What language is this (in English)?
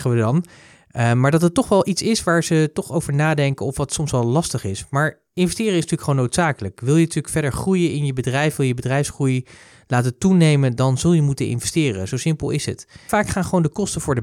Dutch